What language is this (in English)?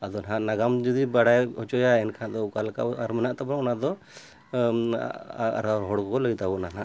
Santali